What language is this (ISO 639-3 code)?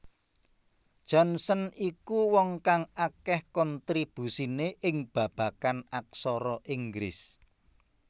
jav